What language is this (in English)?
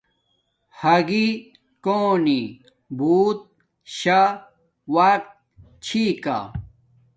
Domaaki